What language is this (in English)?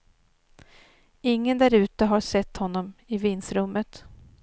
Swedish